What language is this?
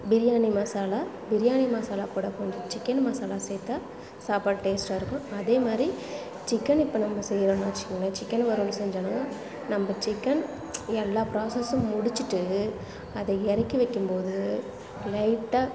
Tamil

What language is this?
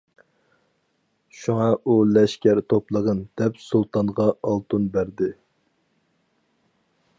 Uyghur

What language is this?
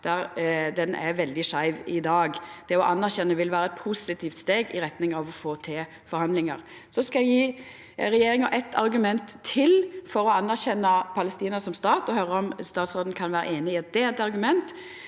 Norwegian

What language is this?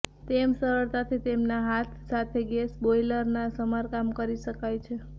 Gujarati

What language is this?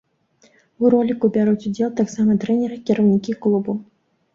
Belarusian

